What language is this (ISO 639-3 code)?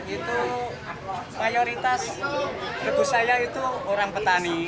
ind